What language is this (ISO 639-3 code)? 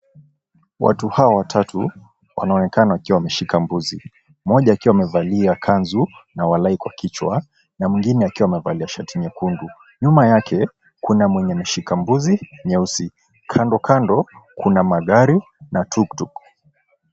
swa